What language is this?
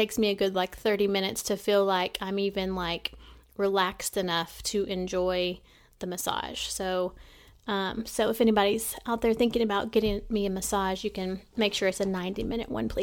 English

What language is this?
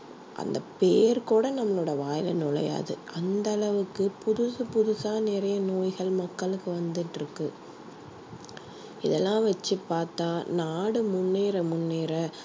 Tamil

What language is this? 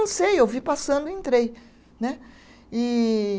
Portuguese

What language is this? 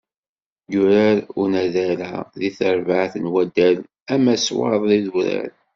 Kabyle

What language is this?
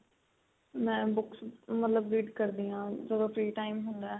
Punjabi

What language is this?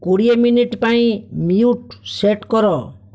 Odia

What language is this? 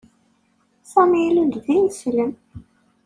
Kabyle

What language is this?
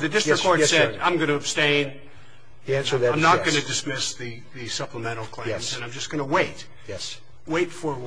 English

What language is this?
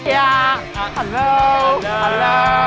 Thai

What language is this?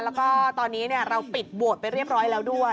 Thai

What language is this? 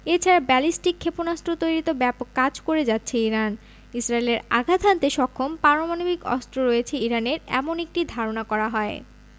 Bangla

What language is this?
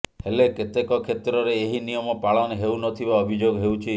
Odia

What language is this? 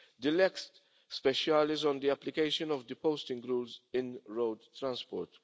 English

